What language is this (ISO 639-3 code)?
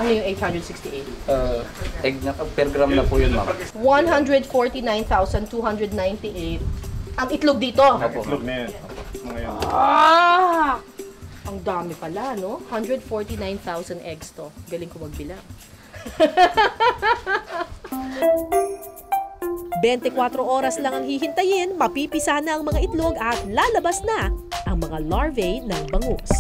fil